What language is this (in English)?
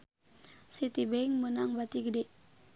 Sundanese